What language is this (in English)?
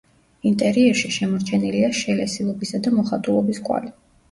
Georgian